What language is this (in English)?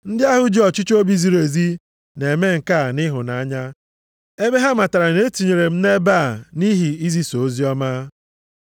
Igbo